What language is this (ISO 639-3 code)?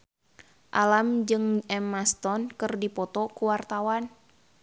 sun